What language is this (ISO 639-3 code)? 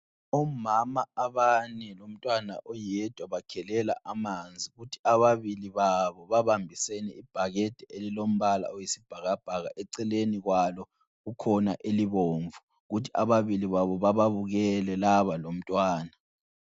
nde